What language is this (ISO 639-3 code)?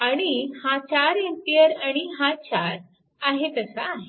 mar